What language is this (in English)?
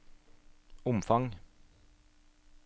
Norwegian